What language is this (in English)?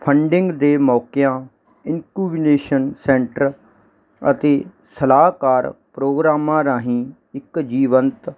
Punjabi